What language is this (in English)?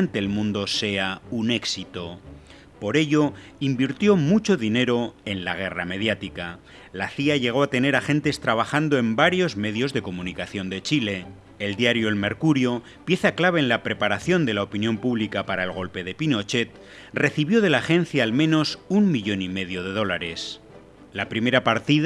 Spanish